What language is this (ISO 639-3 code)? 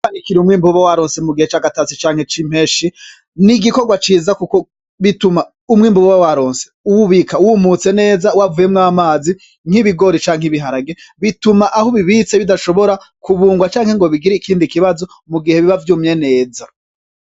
run